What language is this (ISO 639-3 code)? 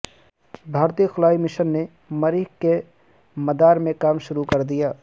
urd